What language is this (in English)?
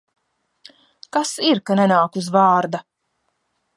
Latvian